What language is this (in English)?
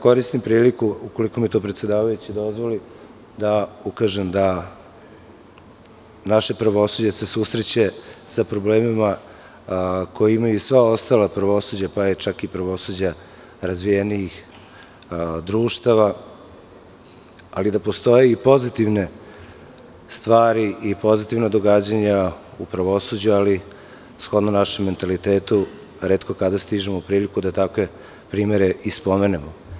Serbian